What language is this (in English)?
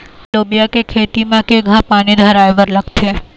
Chhattisgarhi